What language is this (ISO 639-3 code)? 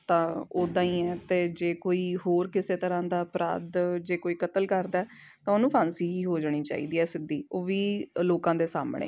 pan